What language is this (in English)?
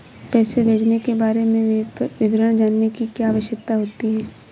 Hindi